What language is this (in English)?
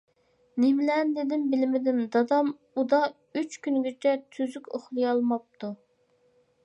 Uyghur